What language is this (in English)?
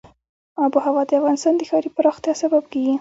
Pashto